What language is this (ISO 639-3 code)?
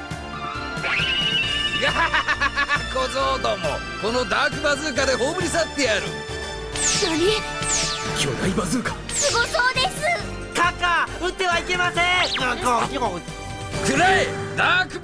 jpn